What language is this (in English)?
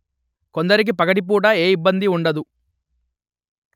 Telugu